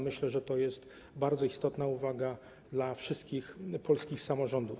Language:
Polish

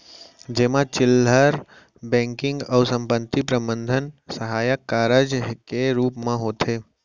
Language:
Chhattisgarhi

